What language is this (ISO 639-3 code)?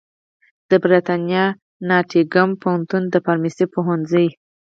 pus